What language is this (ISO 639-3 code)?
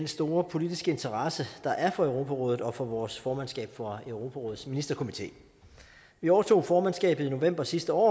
dan